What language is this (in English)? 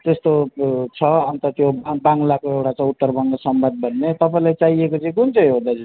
Nepali